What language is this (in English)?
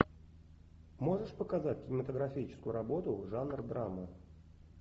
Russian